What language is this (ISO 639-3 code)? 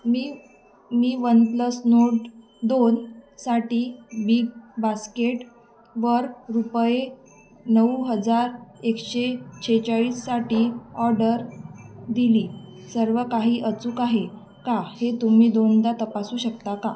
mar